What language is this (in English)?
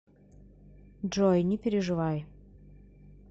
Russian